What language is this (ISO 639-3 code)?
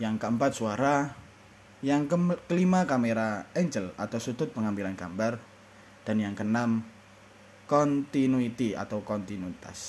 ind